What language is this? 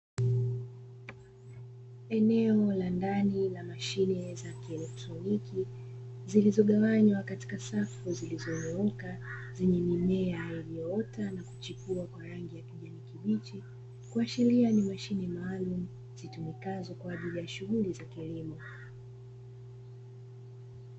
Swahili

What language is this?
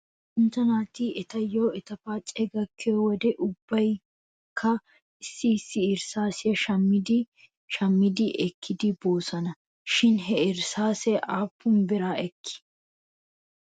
Wolaytta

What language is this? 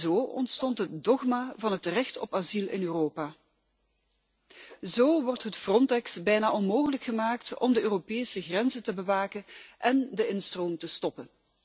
Dutch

